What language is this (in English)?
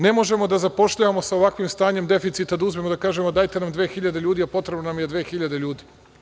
Serbian